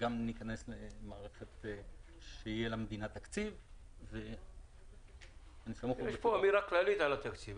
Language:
Hebrew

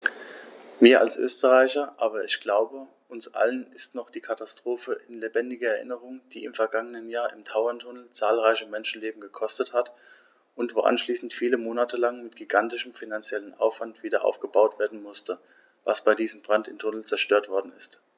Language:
German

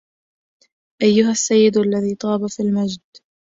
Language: Arabic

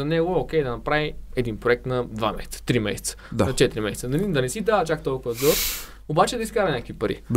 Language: Bulgarian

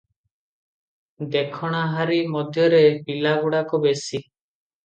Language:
Odia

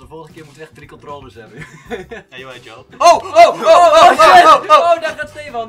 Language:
Dutch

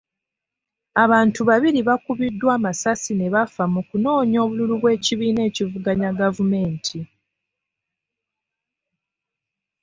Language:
Ganda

